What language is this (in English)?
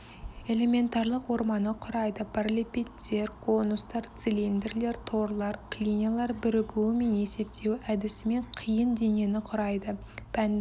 Kazakh